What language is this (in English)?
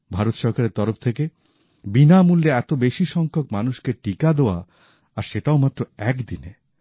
Bangla